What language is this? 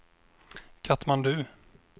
Swedish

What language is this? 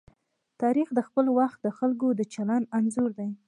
Pashto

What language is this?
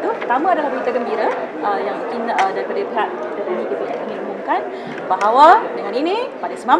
Malay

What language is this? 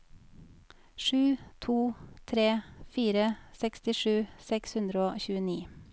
Norwegian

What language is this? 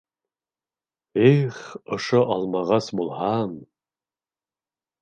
Bashkir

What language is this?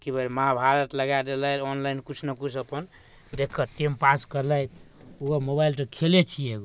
Maithili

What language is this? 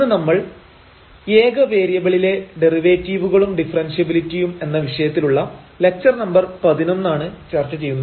Malayalam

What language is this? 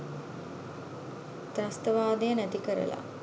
Sinhala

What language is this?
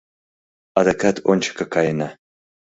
Mari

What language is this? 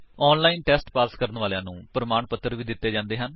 Punjabi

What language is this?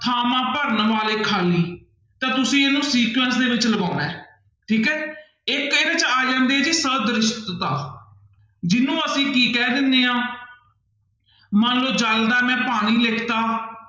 Punjabi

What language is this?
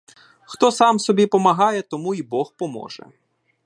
Ukrainian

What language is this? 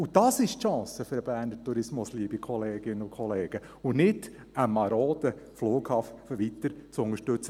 Swiss German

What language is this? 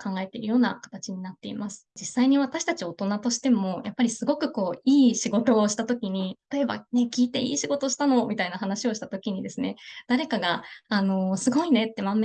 Japanese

